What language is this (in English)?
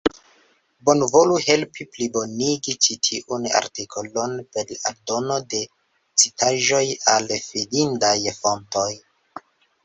Esperanto